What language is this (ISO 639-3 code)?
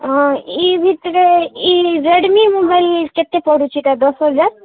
ori